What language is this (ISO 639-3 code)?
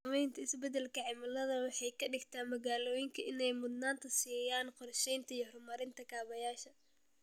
som